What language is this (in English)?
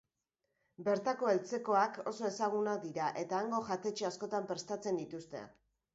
Basque